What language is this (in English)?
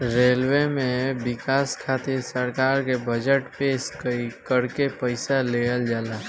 Bhojpuri